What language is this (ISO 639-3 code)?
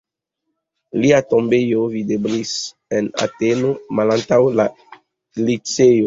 epo